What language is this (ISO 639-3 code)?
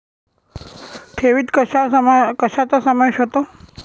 mar